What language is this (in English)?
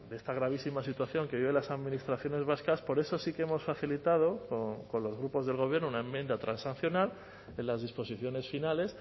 Spanish